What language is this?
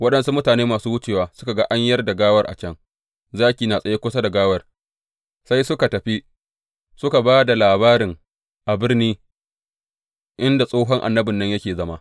Hausa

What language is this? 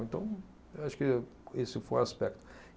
Portuguese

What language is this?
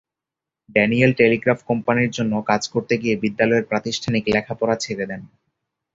Bangla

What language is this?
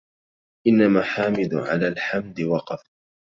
Arabic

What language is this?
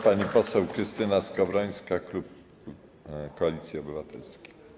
Polish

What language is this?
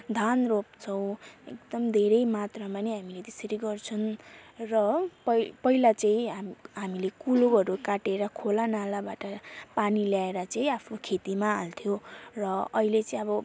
Nepali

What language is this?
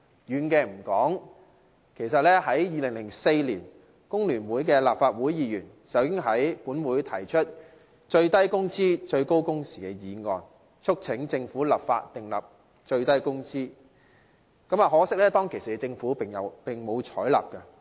Cantonese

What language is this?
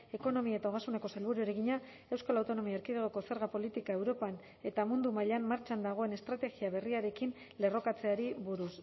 Basque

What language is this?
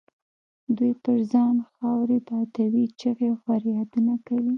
Pashto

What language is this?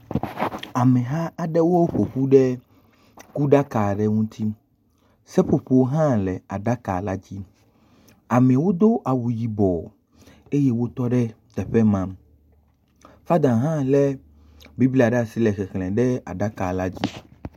Ewe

